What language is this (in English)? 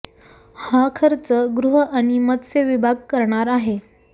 Marathi